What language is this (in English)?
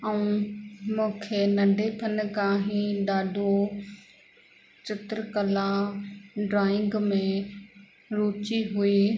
Sindhi